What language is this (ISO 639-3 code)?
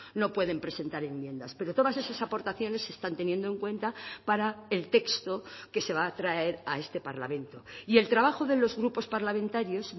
spa